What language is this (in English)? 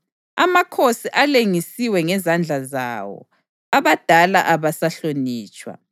North Ndebele